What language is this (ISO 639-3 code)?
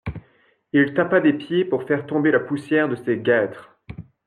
fra